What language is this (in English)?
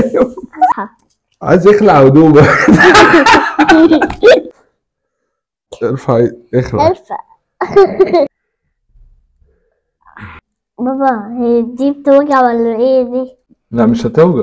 Arabic